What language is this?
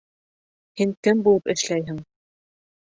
Bashkir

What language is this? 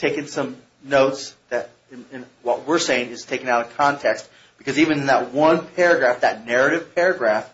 English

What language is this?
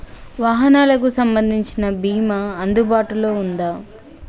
Telugu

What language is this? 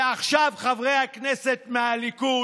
Hebrew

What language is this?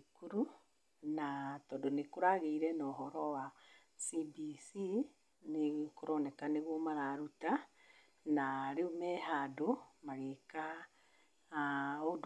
Kikuyu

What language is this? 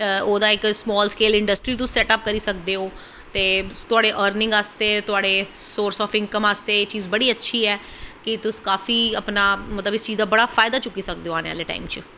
Dogri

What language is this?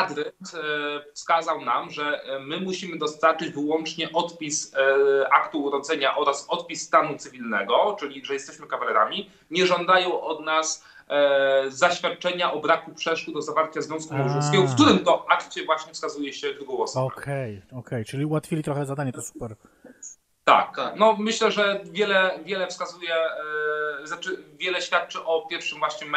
Polish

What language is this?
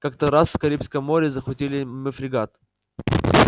Russian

